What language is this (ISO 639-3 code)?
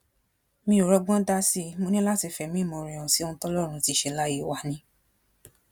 yor